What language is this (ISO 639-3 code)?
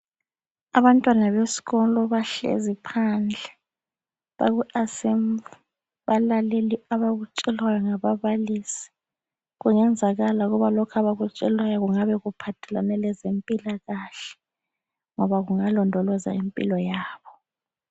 nde